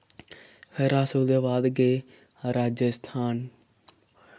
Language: Dogri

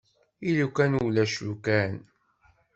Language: Kabyle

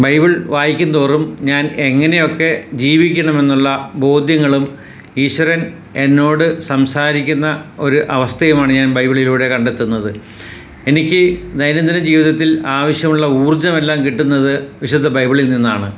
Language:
Malayalam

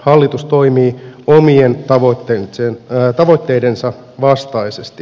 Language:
Finnish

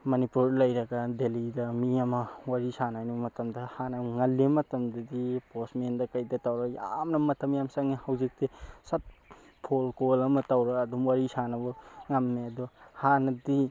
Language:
Manipuri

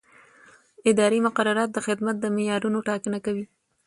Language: Pashto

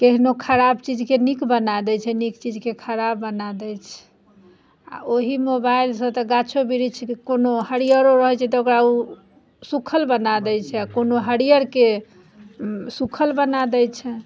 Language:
Maithili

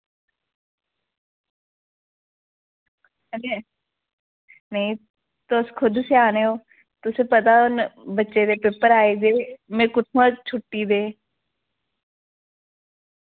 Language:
Dogri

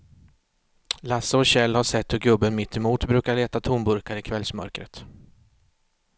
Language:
Swedish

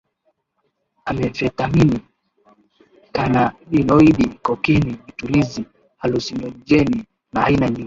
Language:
Swahili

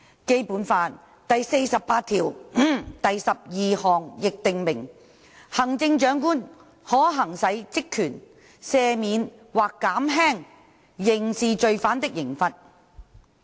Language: Cantonese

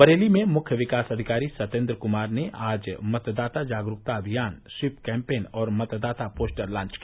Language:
Hindi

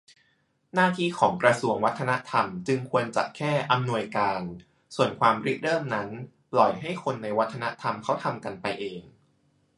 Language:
Thai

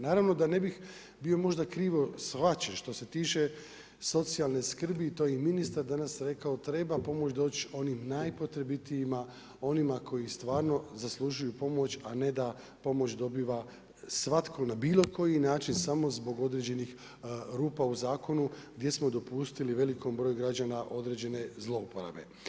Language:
Croatian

